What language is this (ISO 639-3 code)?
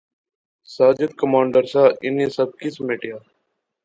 phr